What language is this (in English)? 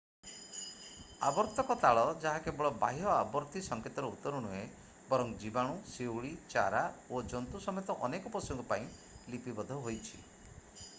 Odia